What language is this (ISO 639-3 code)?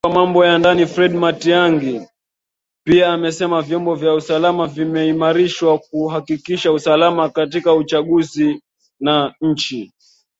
swa